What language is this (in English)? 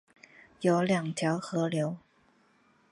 Chinese